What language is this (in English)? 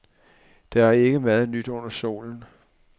Danish